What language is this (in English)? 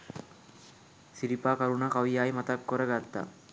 Sinhala